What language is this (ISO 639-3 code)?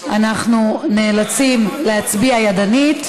heb